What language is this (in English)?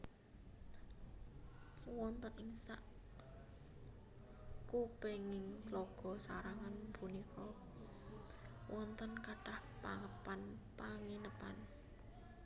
Javanese